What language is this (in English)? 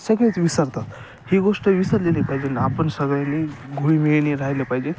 Marathi